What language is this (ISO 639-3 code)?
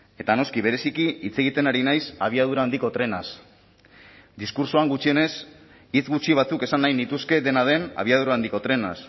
eus